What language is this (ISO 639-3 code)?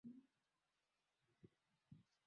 swa